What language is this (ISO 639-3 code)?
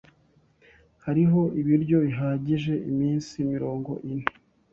kin